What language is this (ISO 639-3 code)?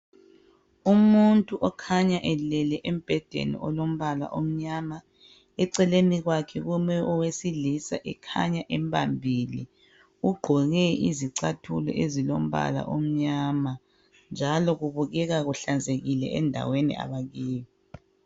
nde